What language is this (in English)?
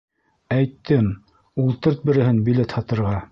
Bashkir